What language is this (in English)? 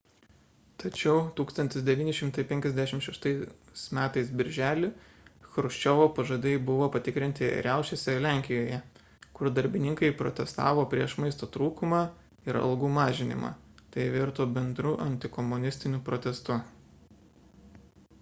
Lithuanian